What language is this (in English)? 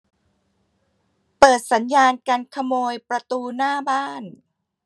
Thai